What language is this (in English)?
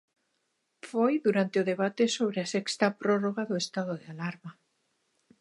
Galician